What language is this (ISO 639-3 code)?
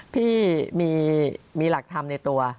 tha